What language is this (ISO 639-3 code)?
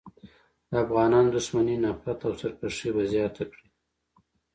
pus